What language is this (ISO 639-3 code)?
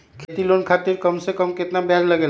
mag